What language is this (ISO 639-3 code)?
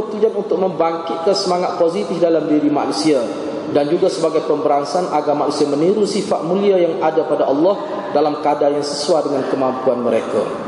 msa